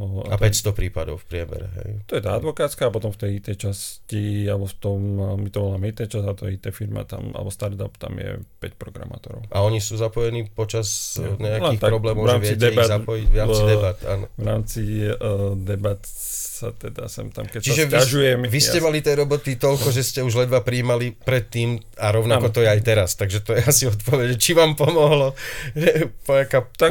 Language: Slovak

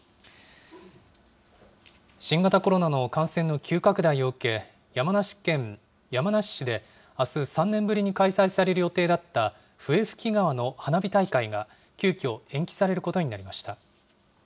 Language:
Japanese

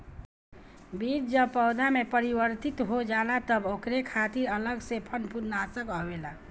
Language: Bhojpuri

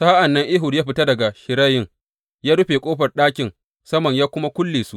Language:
Hausa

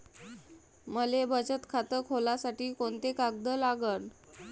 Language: Marathi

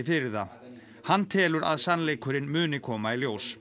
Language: Icelandic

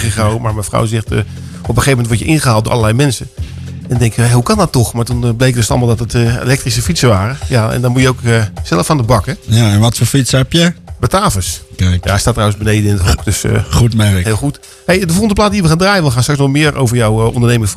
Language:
Dutch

